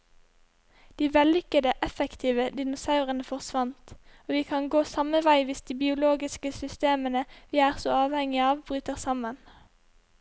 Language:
Norwegian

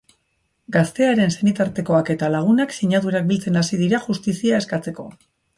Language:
Basque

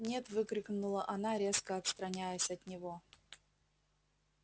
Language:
Russian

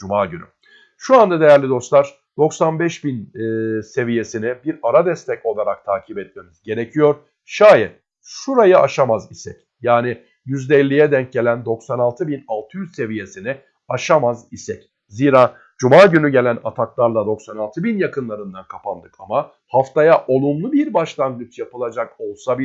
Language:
Turkish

